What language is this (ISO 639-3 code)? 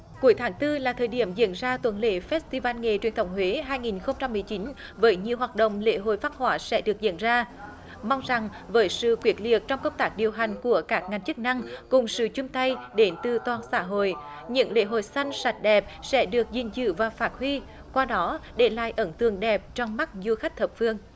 vie